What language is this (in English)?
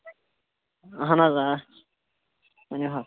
Kashmiri